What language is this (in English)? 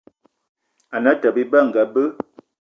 Eton (Cameroon)